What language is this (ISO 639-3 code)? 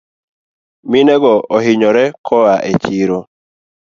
luo